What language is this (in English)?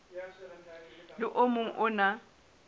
Southern Sotho